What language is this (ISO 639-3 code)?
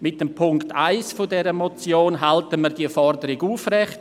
gsw